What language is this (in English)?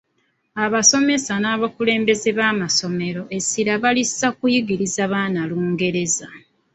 Ganda